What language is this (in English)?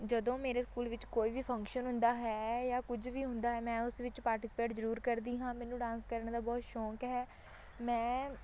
Punjabi